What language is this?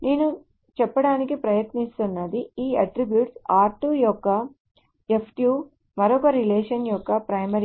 Telugu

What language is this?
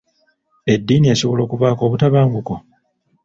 Ganda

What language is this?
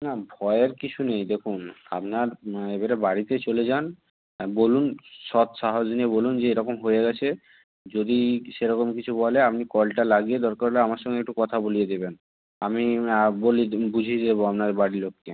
Bangla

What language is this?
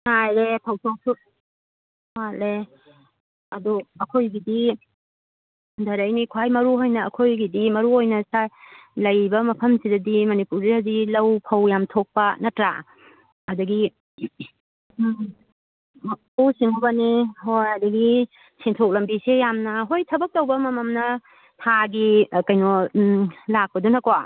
Manipuri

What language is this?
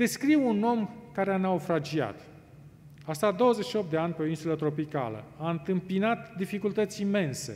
Romanian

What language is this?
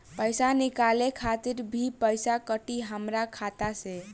Bhojpuri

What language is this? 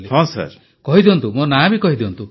Odia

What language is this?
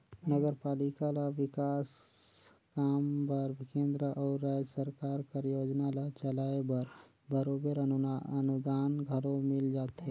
Chhattisgarhi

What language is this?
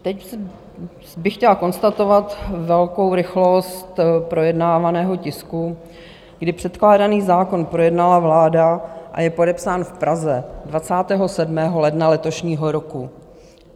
Czech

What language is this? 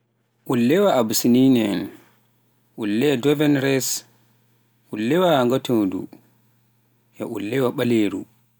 Pular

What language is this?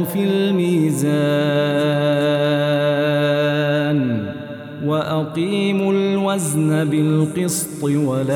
Arabic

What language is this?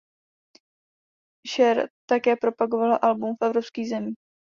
Czech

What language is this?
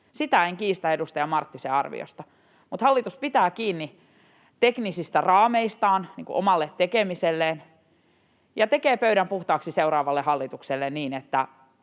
Finnish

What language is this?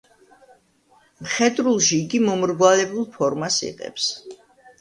Georgian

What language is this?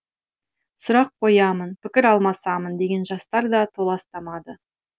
Kazakh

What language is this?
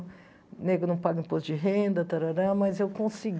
Portuguese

